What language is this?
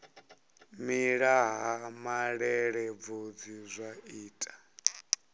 Venda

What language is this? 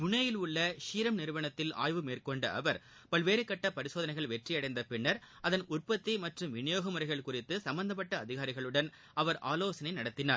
Tamil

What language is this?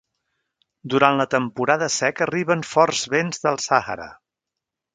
Catalan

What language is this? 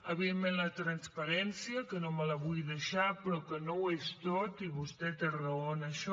Catalan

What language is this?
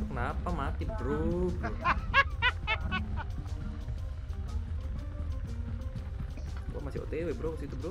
Indonesian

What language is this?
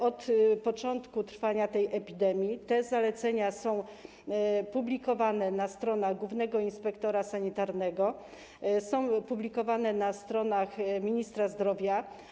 Polish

